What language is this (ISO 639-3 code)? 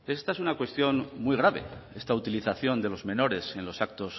spa